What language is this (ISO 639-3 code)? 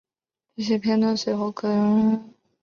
zho